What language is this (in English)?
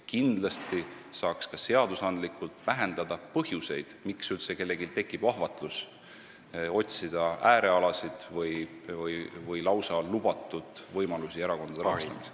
Estonian